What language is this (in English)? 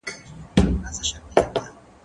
Pashto